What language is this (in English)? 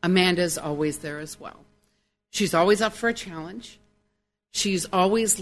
English